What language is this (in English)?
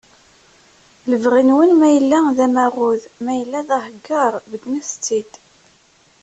Kabyle